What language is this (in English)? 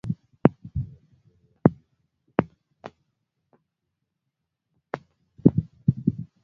Swahili